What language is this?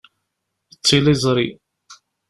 Kabyle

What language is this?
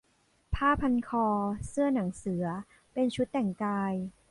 Thai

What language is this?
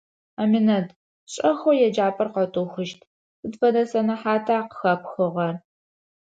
Adyghe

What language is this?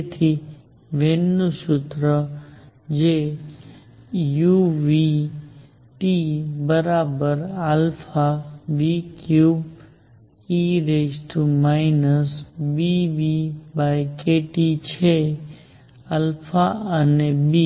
Gujarati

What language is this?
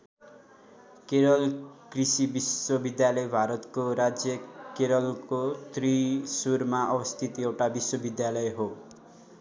Nepali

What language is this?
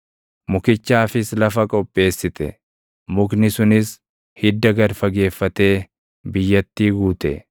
Oromo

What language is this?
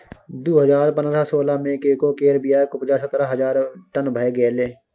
Maithili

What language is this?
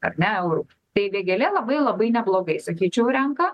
Lithuanian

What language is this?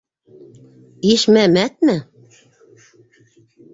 Bashkir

